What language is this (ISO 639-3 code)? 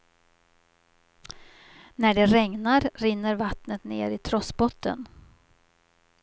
swe